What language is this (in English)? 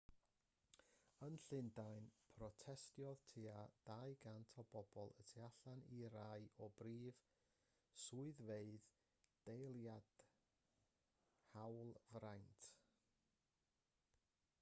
Welsh